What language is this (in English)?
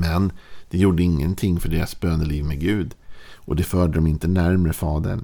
Swedish